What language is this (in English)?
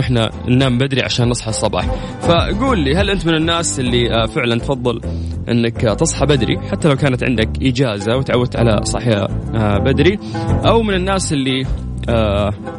Arabic